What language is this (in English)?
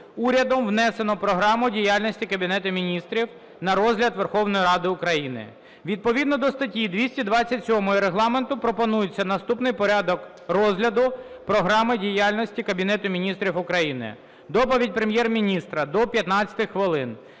Ukrainian